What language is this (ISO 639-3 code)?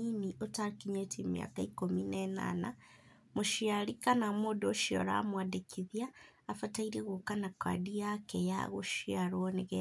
kik